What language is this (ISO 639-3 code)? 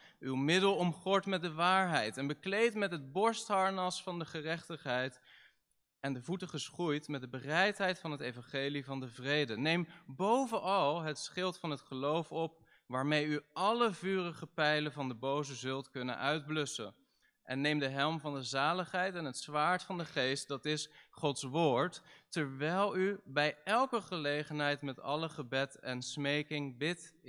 nld